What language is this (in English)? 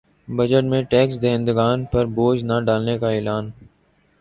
Urdu